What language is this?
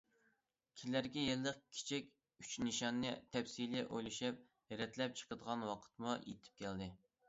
Uyghur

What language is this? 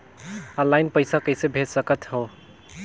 Chhattisgarhi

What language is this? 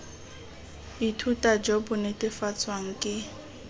Tswana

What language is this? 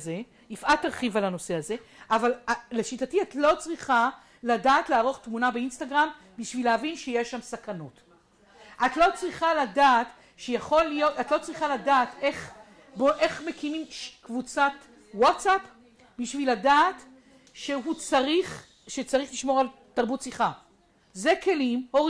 Hebrew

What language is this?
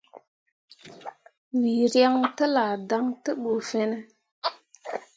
Mundang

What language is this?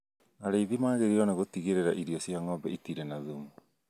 Kikuyu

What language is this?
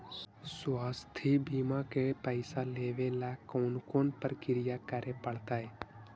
Magahi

